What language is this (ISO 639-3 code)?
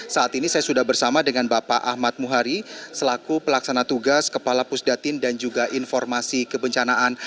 ind